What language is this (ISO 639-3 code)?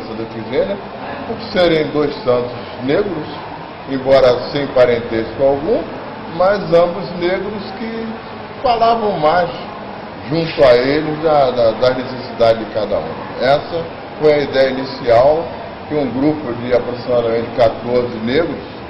por